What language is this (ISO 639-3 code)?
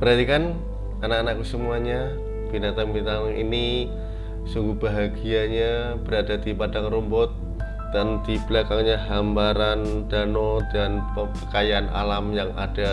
ind